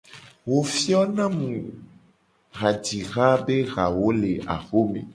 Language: Gen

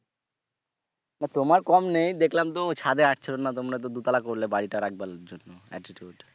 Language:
Bangla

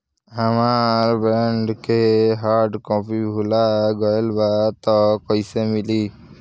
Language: Bhojpuri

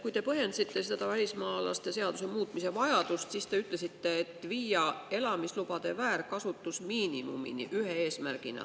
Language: Estonian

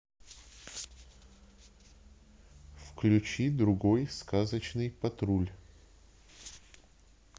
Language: Russian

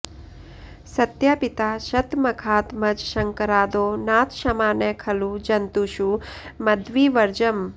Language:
Sanskrit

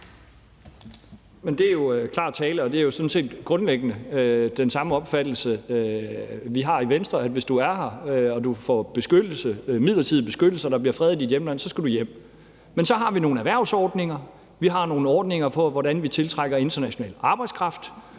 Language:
Danish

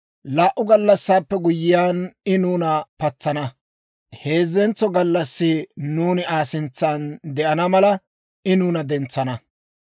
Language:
Dawro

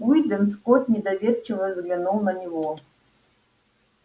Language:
Russian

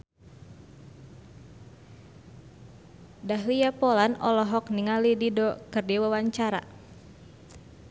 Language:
Sundanese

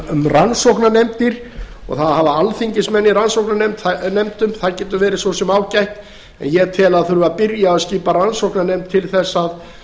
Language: Icelandic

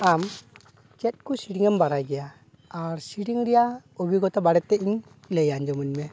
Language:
Santali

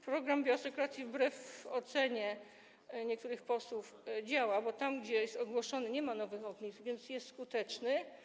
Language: Polish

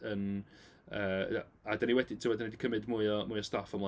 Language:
Welsh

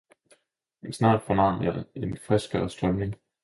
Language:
Danish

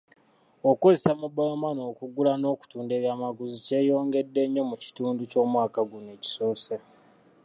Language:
Ganda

